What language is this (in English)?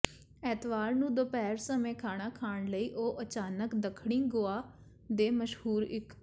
Punjabi